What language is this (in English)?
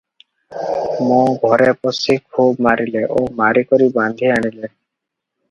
Odia